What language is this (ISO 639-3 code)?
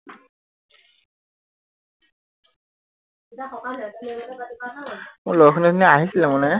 asm